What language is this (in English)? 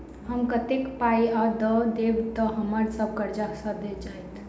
Maithili